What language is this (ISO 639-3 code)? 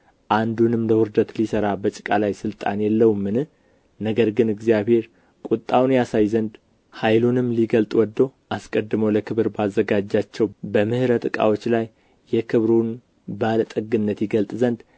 amh